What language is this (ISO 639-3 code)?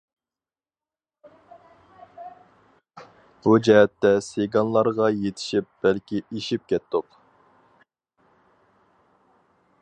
uig